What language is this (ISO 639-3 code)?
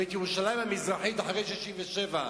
heb